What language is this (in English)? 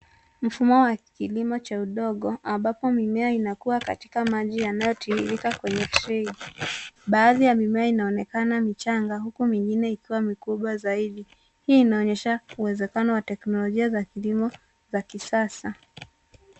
Swahili